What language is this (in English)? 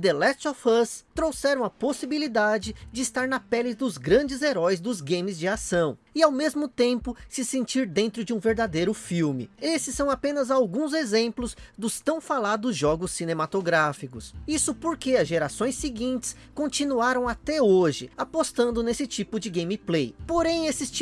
Portuguese